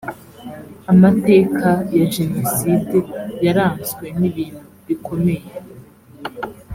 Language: Kinyarwanda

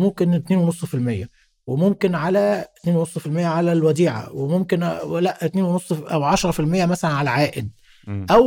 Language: Arabic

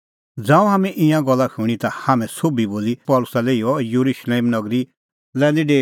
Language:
Kullu Pahari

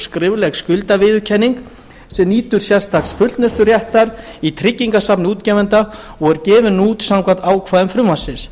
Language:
Icelandic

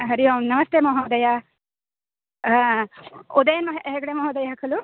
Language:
Sanskrit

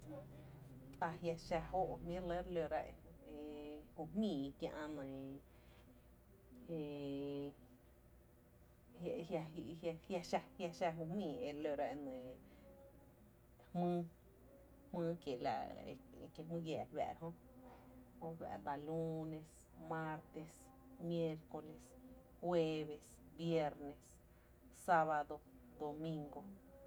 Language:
Tepinapa Chinantec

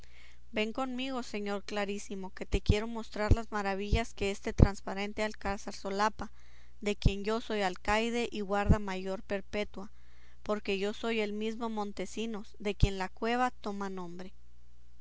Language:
Spanish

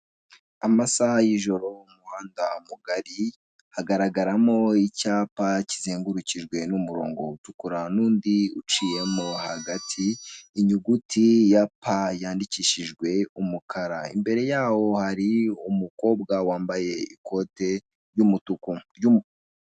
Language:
Kinyarwanda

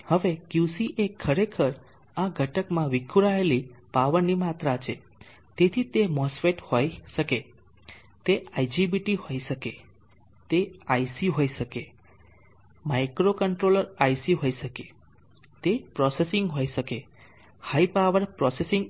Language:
Gujarati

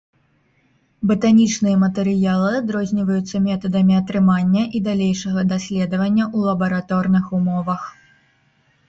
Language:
Belarusian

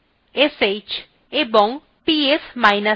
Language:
Bangla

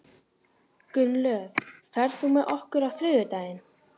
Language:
Icelandic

